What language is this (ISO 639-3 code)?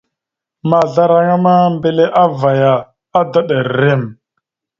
mxu